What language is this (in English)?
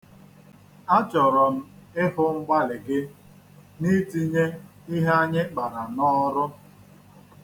Igbo